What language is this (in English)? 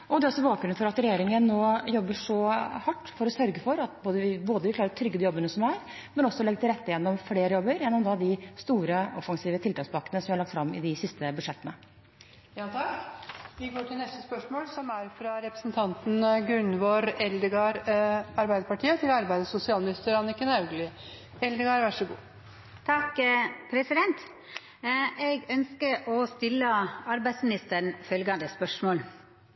Norwegian